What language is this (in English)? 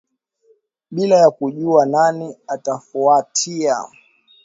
Swahili